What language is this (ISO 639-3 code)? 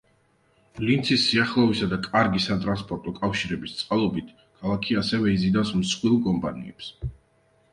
kat